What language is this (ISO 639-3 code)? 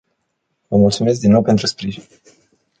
ron